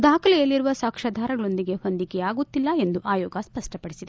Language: Kannada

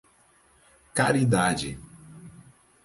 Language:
Portuguese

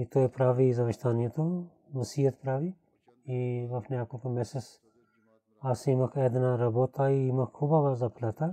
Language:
Bulgarian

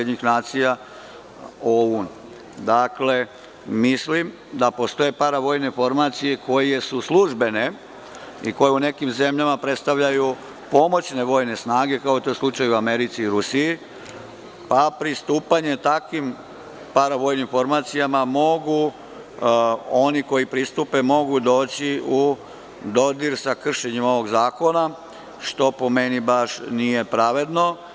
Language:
Serbian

